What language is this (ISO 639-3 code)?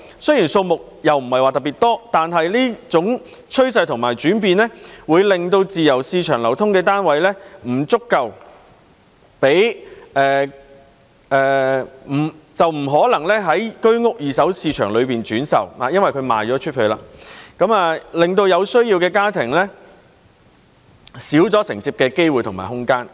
yue